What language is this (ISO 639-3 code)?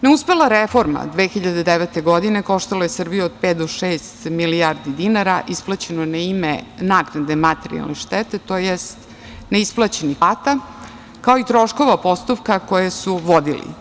srp